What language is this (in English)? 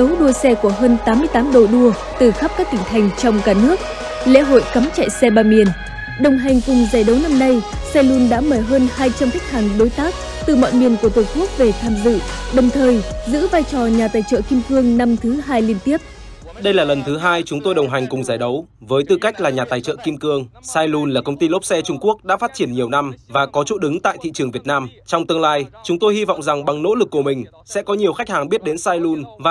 Vietnamese